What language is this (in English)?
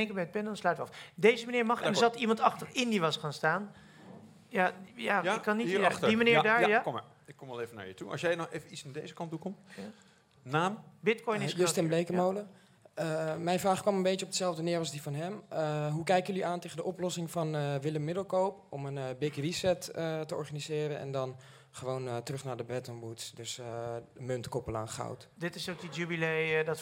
Dutch